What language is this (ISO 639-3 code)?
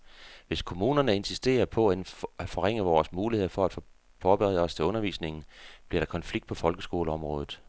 dan